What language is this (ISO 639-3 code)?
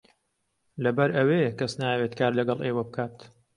ckb